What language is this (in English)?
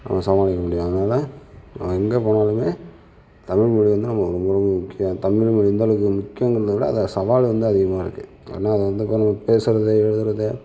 Tamil